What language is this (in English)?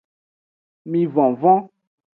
Aja (Benin)